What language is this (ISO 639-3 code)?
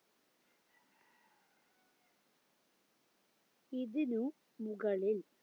mal